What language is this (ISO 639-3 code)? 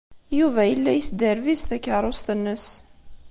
kab